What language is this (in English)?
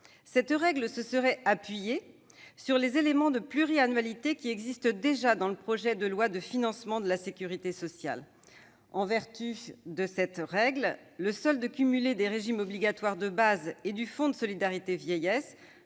French